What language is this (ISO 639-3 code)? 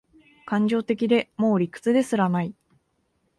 jpn